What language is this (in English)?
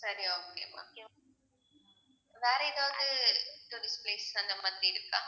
Tamil